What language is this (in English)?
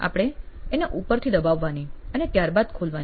Gujarati